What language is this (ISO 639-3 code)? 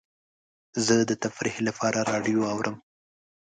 pus